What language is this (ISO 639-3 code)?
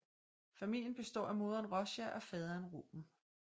dan